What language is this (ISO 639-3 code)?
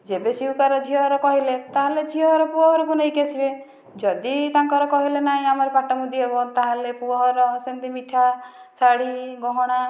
ori